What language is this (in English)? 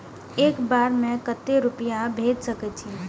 Maithili